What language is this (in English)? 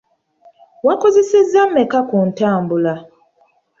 Ganda